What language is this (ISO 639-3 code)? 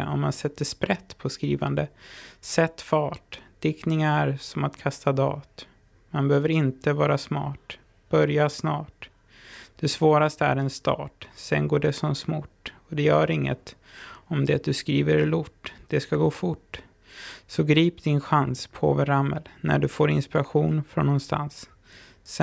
swe